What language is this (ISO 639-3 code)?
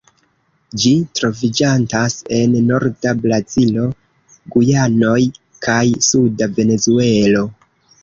epo